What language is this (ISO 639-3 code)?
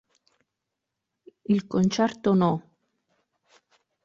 ita